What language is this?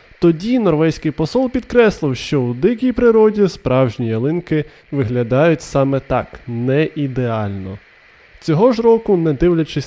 Ukrainian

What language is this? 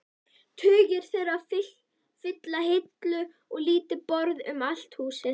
Icelandic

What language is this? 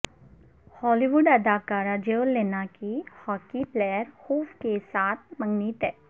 Urdu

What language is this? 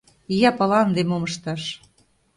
Mari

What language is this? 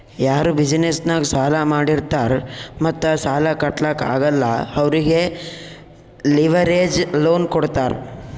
Kannada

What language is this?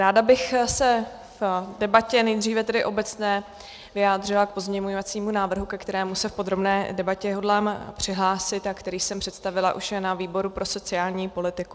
Czech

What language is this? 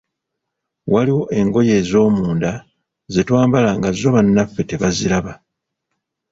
Ganda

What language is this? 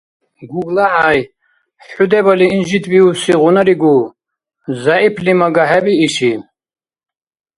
Dargwa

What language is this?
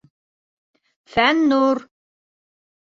Bashkir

